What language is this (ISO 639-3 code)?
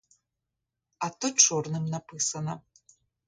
ukr